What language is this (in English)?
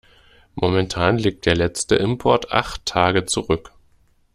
German